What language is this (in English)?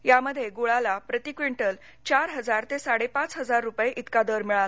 Marathi